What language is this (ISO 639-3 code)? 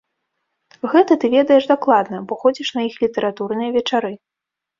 bel